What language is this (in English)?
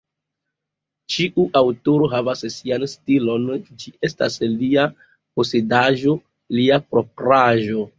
Esperanto